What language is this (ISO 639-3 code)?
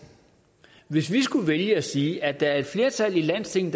dan